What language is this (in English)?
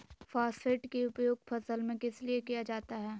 Magahi